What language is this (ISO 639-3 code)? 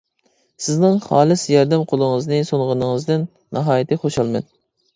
uig